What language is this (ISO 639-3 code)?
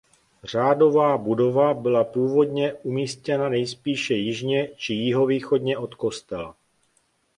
ces